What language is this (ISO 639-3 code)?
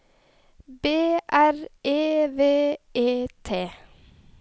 nor